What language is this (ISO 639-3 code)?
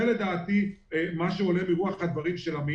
heb